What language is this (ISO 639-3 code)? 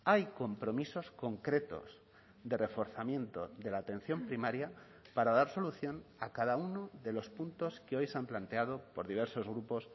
spa